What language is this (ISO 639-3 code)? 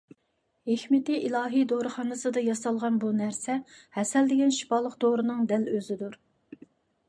uig